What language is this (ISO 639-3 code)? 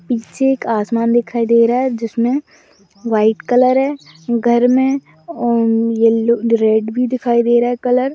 mag